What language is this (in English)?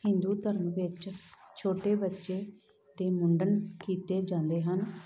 Punjabi